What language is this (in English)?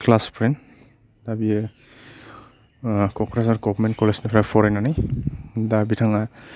Bodo